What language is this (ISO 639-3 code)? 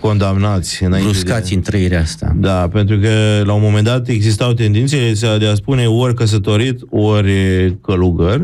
ron